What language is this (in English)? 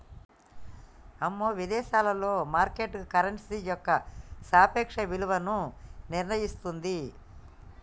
Telugu